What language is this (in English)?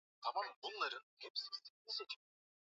Swahili